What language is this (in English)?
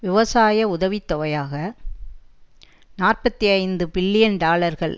Tamil